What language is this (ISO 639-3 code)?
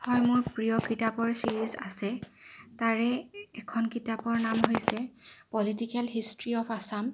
asm